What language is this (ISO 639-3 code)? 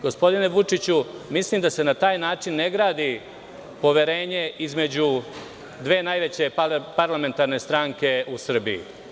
srp